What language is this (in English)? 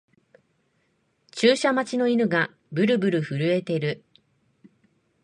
Japanese